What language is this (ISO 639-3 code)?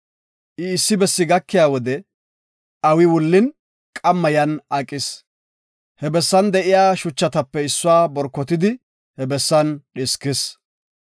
gof